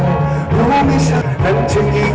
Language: Thai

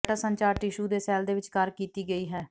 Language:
Punjabi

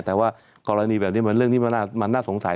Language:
Thai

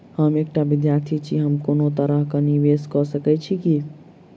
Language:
Maithili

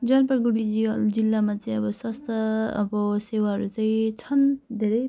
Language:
Nepali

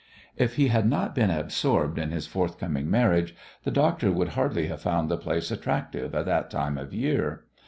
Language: English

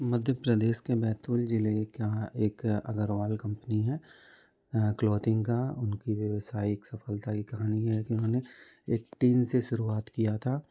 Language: Hindi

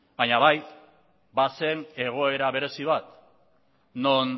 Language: Basque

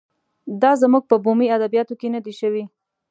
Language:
Pashto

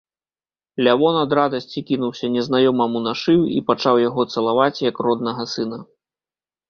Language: Belarusian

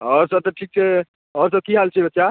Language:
Maithili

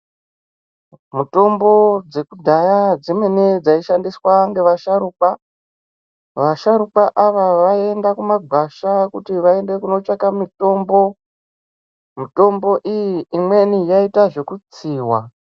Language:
Ndau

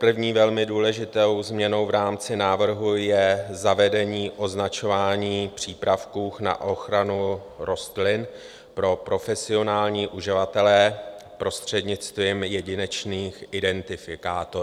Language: Czech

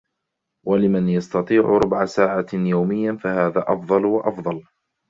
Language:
Arabic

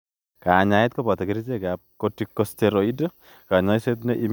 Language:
Kalenjin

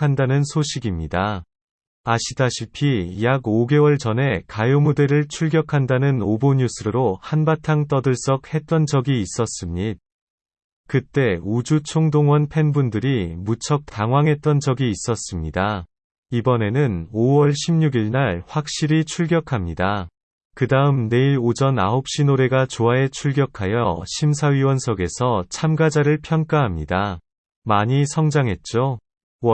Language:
Korean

